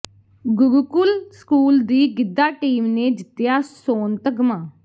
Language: Punjabi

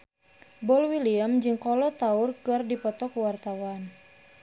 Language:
Sundanese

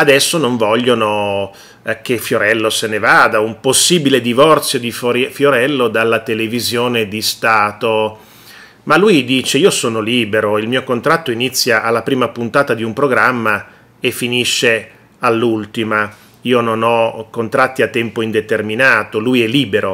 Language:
Italian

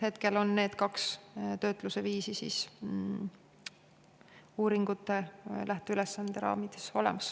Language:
Estonian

